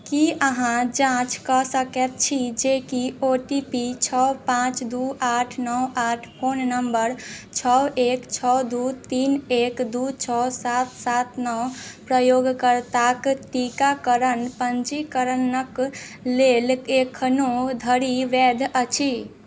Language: Maithili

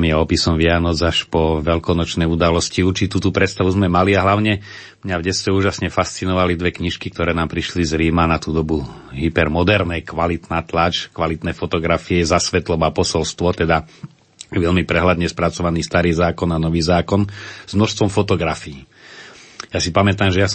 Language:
Slovak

